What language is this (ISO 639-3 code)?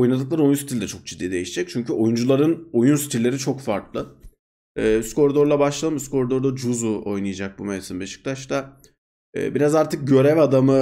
tur